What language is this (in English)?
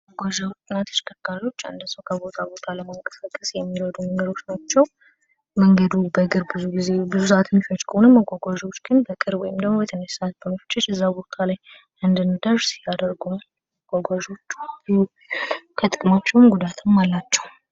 Amharic